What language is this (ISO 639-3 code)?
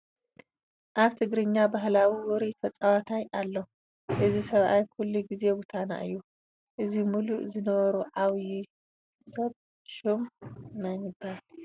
tir